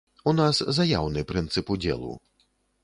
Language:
Belarusian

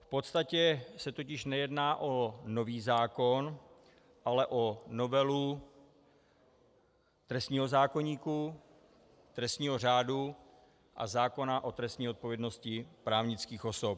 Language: Czech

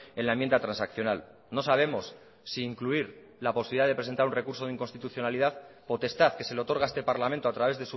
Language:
Spanish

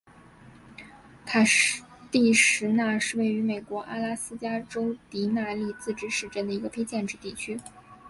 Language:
Chinese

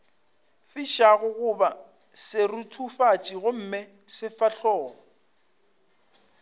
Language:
Northern Sotho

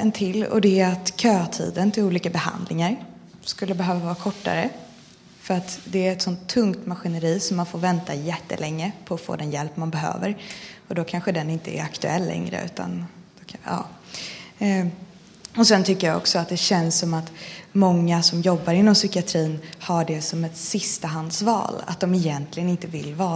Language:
Swedish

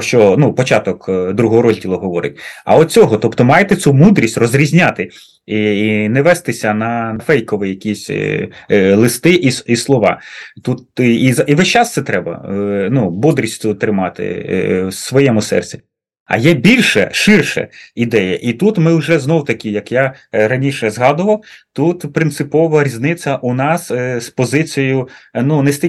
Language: Ukrainian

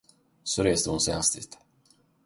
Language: Swedish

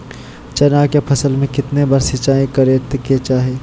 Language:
Magahi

